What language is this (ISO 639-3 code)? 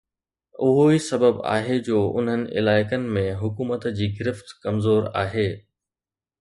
snd